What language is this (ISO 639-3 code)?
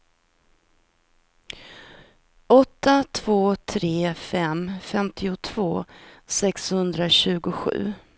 swe